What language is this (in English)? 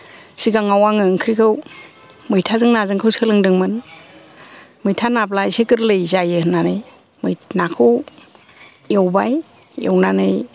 Bodo